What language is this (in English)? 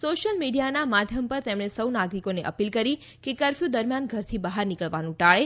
Gujarati